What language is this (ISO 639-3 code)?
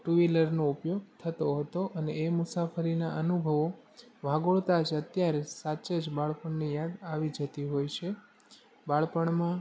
guj